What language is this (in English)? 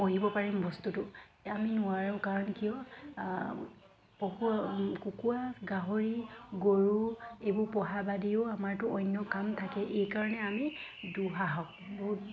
Assamese